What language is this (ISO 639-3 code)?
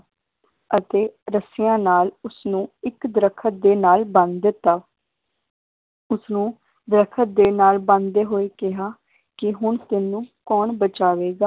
pan